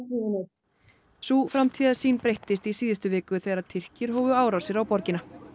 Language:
Icelandic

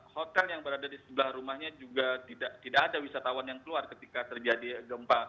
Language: Indonesian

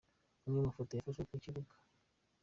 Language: Kinyarwanda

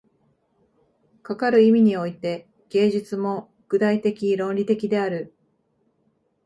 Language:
Japanese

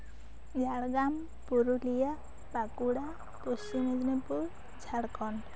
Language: Santali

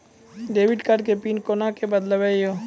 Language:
Maithili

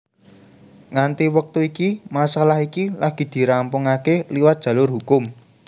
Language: Javanese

